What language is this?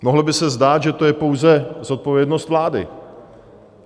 Czech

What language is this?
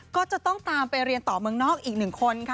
Thai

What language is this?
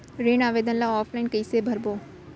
Chhattisgarhi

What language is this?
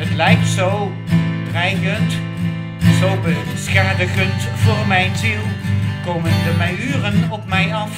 Dutch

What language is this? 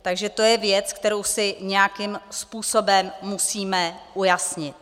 Czech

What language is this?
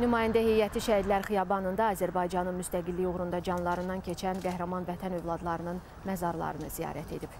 Turkish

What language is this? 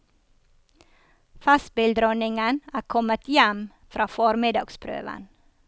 Norwegian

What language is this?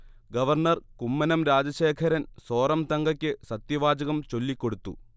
Malayalam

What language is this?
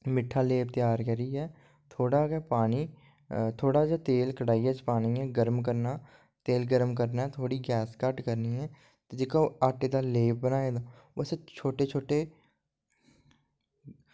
Dogri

